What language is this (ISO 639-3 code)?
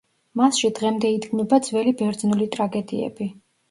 kat